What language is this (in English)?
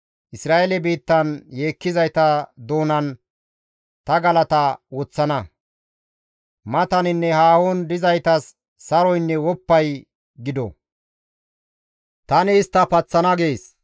Gamo